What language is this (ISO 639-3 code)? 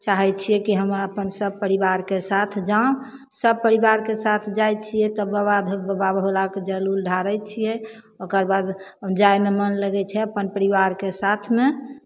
mai